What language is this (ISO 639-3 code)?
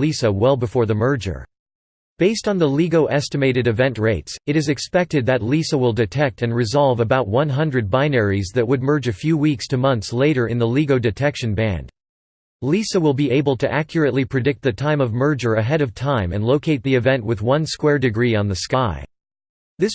eng